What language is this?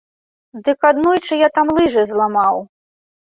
Belarusian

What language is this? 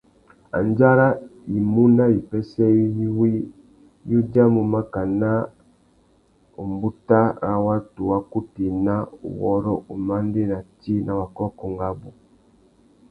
Tuki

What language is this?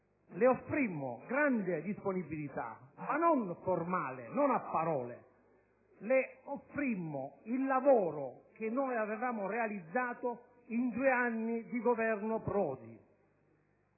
Italian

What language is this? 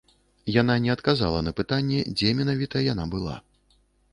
Belarusian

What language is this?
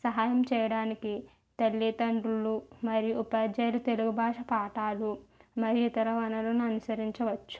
Telugu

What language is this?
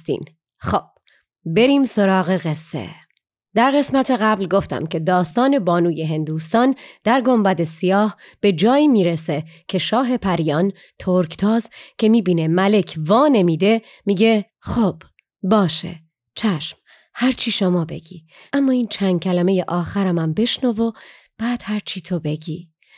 Persian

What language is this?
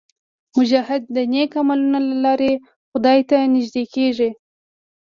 Pashto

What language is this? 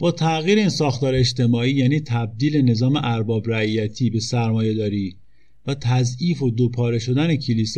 Persian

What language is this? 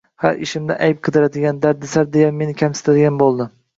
Uzbek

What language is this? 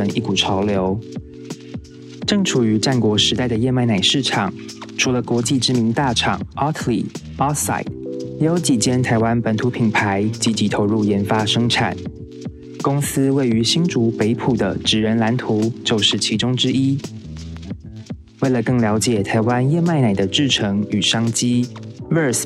Chinese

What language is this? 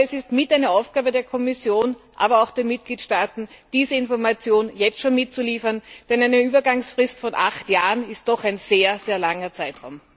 German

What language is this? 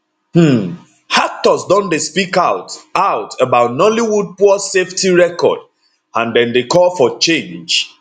Nigerian Pidgin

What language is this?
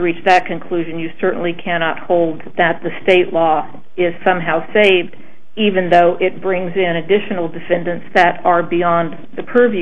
English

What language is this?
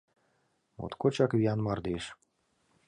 Mari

